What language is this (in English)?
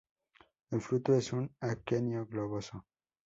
Spanish